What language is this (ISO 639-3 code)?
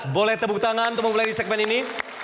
ind